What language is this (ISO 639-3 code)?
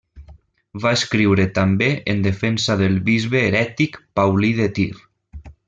cat